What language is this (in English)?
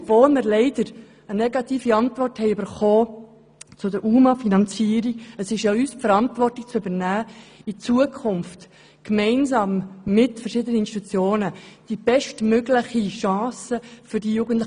Swiss German